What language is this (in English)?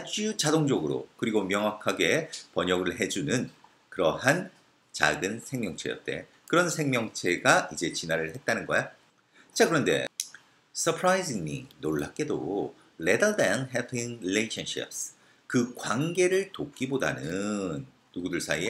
Korean